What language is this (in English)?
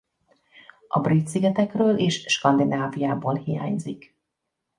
Hungarian